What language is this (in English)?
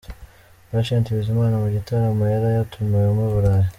Kinyarwanda